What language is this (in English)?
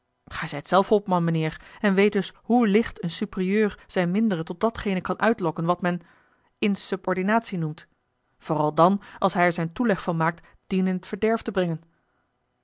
Dutch